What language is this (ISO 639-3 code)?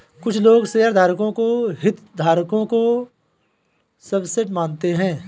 hin